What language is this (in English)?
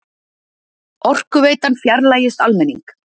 Icelandic